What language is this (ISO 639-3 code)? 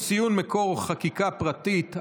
heb